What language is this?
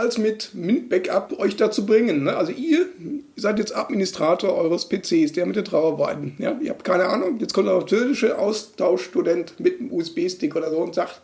German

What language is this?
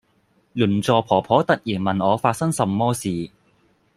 Cantonese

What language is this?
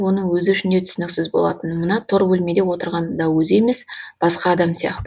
Kazakh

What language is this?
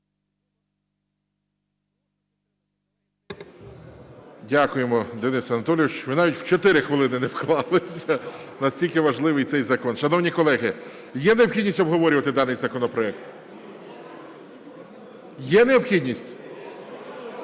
Ukrainian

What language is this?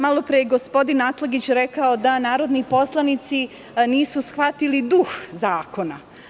Serbian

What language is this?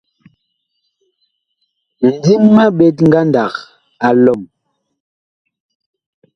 Bakoko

